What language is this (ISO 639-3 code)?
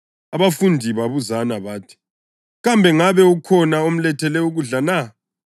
nde